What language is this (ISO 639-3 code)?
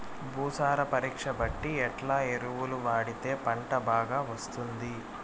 tel